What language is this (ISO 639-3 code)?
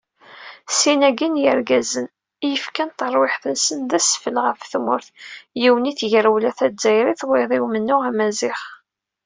kab